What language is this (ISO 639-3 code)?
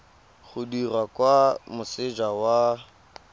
tsn